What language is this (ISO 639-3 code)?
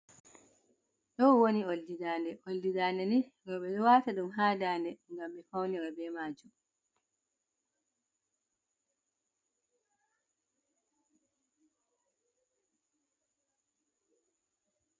ful